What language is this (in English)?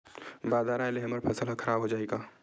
Chhattisgarhi